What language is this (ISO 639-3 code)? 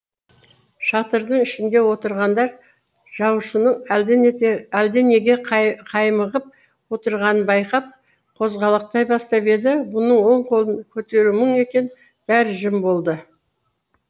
kaz